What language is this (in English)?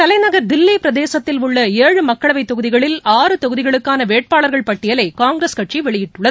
Tamil